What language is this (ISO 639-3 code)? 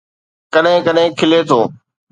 snd